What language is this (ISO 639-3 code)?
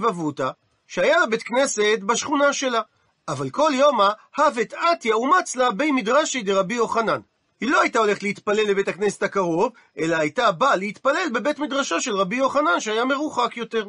heb